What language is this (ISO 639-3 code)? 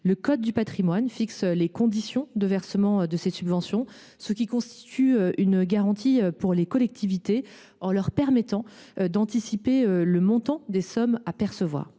fra